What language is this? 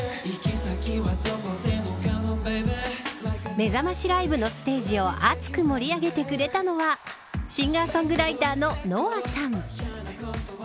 Japanese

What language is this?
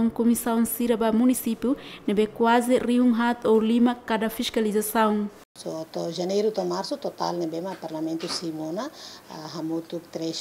Dutch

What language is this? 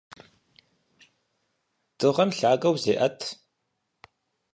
Kabardian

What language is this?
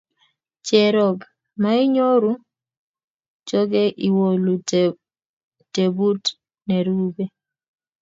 Kalenjin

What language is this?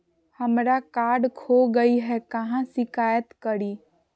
Magahi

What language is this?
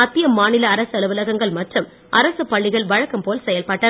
Tamil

